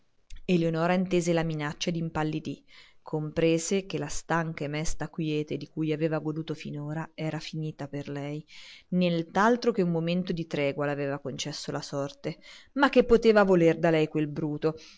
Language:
Italian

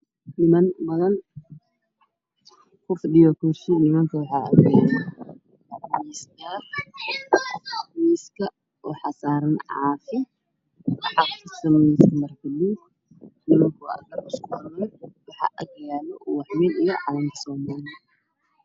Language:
Somali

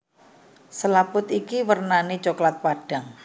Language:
Javanese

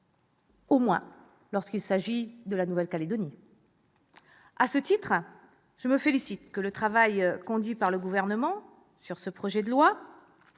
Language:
French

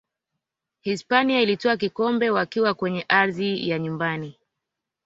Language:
Swahili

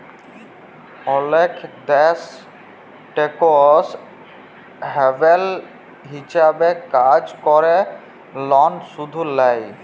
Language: Bangla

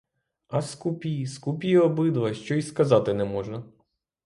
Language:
Ukrainian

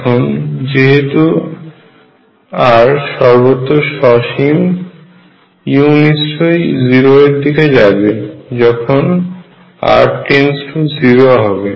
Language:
Bangla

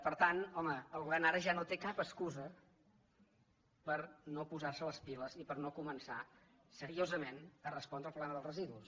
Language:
Catalan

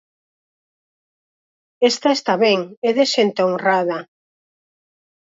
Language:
Galician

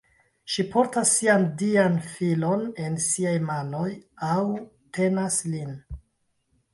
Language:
Esperanto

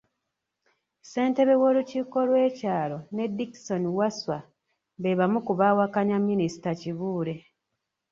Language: Ganda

